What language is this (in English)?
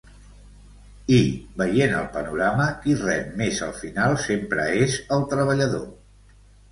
Catalan